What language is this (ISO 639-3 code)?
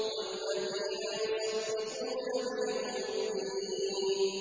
ara